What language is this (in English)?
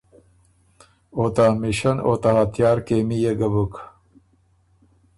Ormuri